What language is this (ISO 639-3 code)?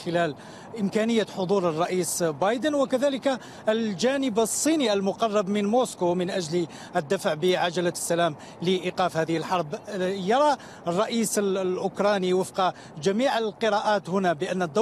ara